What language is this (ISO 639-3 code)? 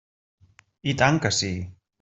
cat